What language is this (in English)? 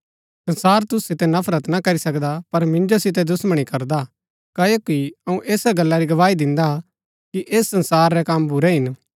Gaddi